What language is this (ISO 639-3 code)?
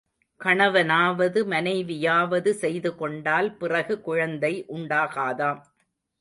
tam